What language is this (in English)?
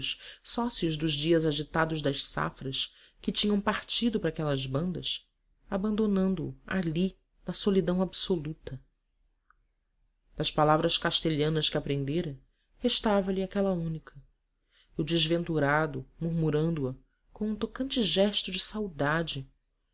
Portuguese